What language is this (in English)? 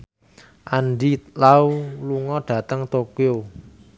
Javanese